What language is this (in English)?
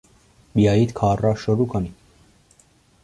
Persian